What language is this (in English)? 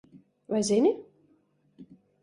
Latvian